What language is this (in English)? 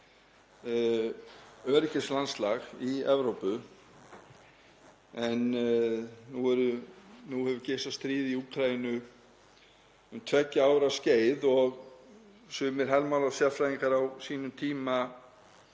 Icelandic